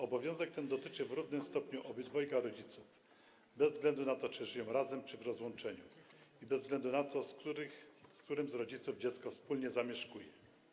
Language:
Polish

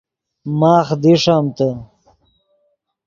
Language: Yidgha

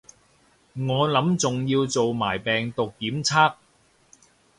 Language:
Cantonese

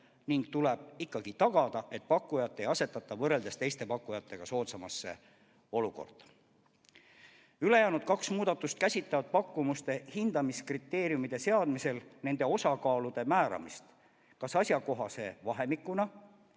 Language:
Estonian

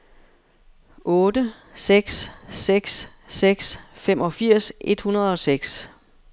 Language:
Danish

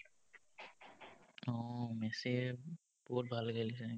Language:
Assamese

